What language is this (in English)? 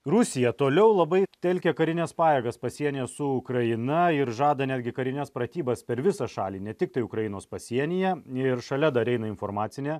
Lithuanian